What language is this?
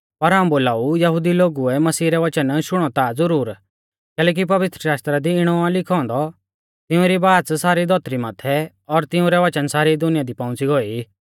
Mahasu Pahari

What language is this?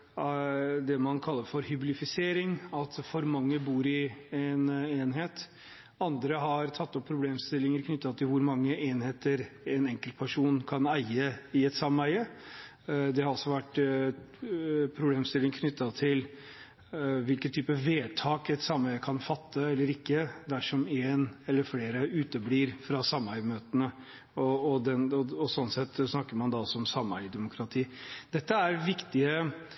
Norwegian Bokmål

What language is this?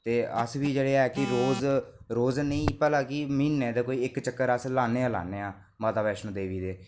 Dogri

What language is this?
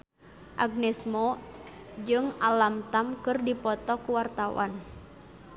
Sundanese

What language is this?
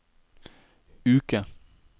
Norwegian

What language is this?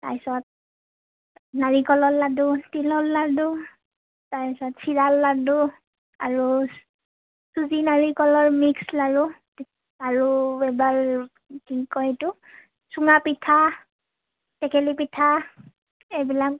Assamese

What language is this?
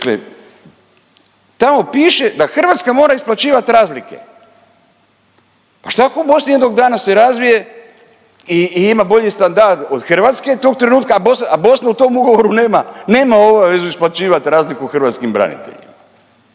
Croatian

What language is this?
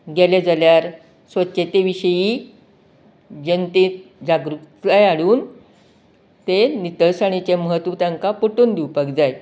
Konkani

